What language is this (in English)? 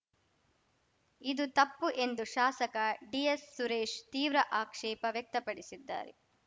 Kannada